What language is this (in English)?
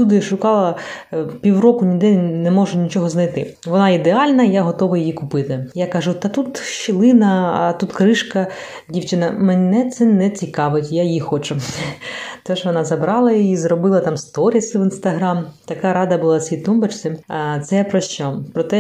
Ukrainian